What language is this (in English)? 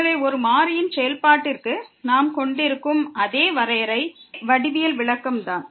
Tamil